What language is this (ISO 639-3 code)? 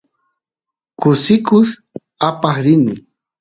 qus